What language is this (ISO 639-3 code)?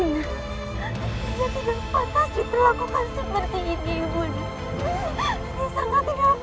ind